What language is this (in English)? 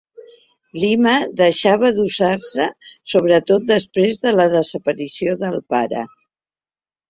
Catalan